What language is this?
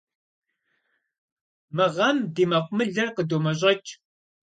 Kabardian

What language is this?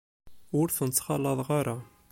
Kabyle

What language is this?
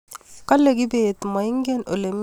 Kalenjin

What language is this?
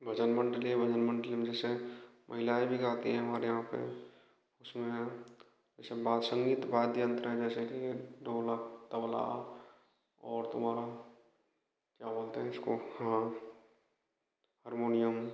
Hindi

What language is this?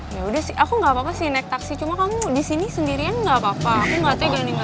Indonesian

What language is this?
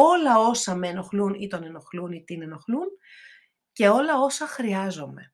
Greek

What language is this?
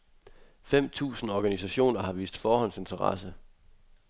Danish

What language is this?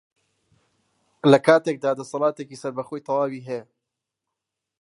Central Kurdish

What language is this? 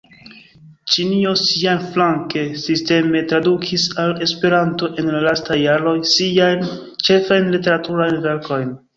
Esperanto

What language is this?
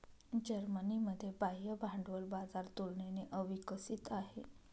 Marathi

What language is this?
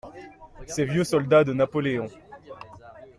French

